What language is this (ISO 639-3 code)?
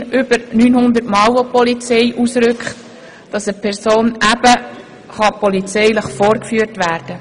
gsw